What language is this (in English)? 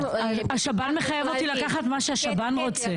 Hebrew